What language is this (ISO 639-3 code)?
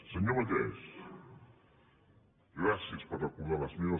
cat